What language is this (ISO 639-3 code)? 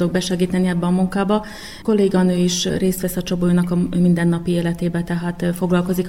hun